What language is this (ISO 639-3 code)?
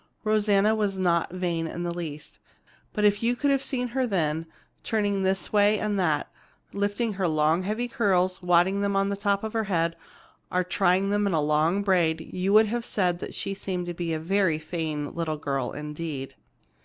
eng